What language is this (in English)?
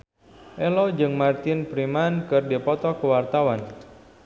Sundanese